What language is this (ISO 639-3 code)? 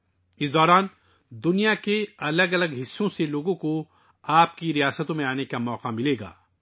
urd